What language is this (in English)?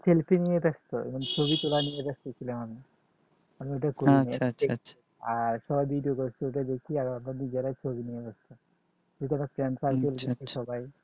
Bangla